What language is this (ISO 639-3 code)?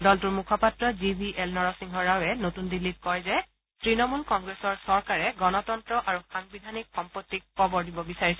asm